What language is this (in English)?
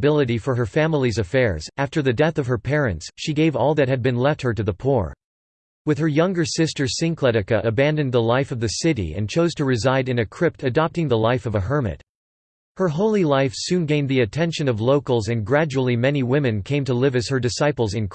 English